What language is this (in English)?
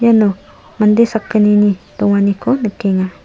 Garo